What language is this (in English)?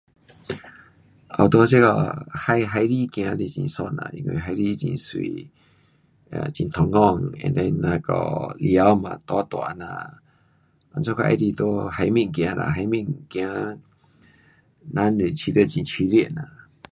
Pu-Xian Chinese